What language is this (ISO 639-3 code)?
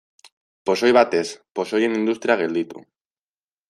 eus